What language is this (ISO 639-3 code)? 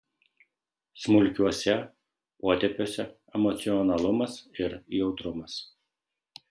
lit